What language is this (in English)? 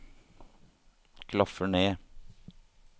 Norwegian